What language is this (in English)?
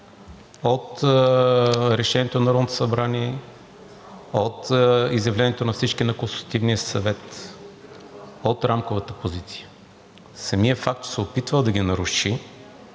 Bulgarian